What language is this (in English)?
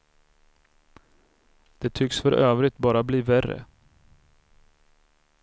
Swedish